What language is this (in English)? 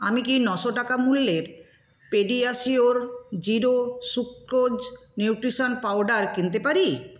Bangla